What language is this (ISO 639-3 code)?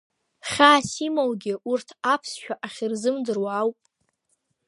abk